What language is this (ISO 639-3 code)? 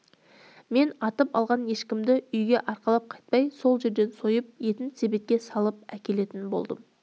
kaz